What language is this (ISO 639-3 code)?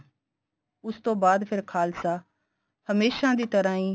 pan